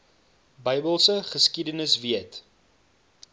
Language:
Afrikaans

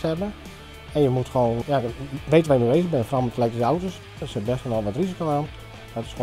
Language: Dutch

